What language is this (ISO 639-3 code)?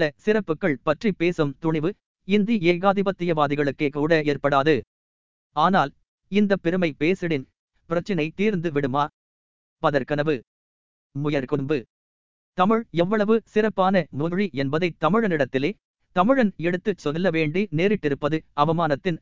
tam